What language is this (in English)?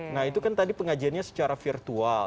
Indonesian